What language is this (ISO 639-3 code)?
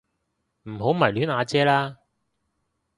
yue